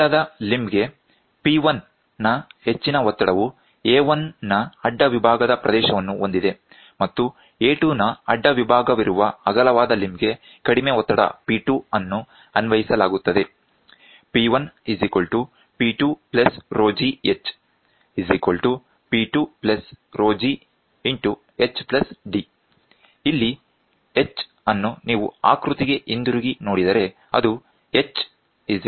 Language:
Kannada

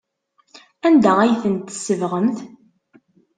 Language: Kabyle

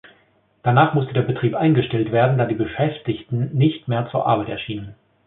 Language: German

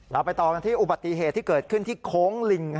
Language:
Thai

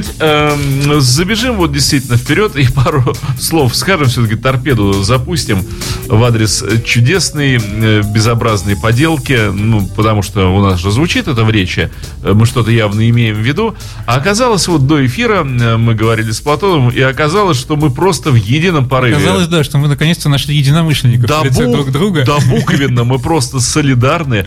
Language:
Russian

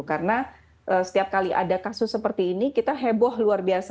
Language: Indonesian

